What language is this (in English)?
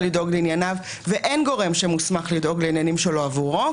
Hebrew